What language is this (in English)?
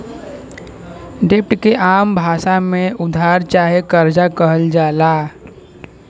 Bhojpuri